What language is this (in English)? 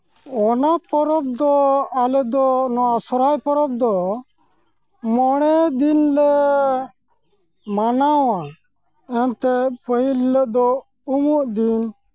Santali